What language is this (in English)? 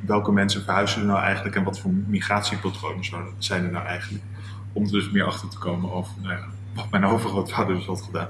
Dutch